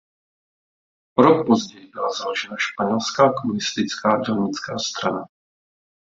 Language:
Czech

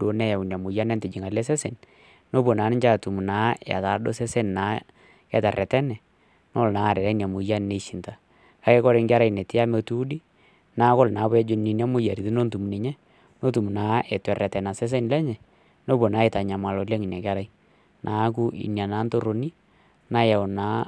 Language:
Masai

